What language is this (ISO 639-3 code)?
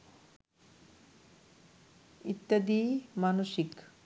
ben